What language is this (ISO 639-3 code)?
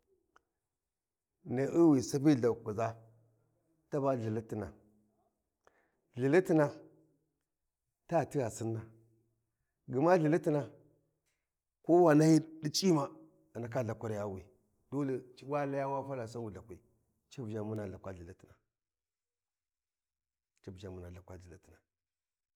wji